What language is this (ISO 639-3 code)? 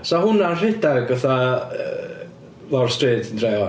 cym